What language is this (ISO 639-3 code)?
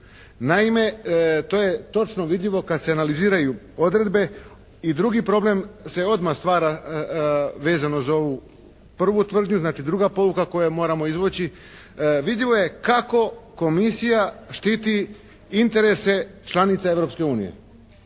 hrv